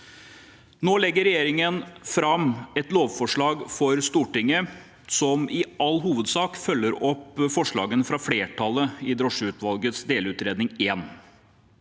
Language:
Norwegian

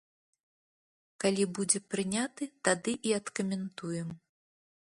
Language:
Belarusian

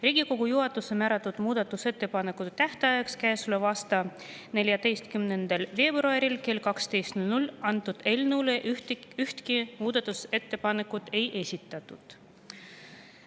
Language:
Estonian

